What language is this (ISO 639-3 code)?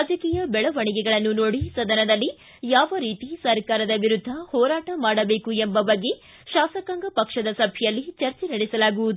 kan